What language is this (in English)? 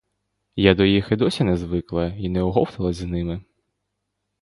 Ukrainian